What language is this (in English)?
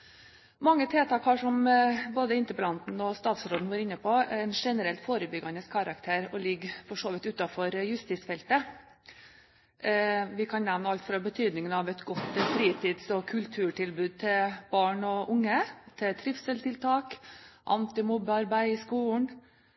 Norwegian Bokmål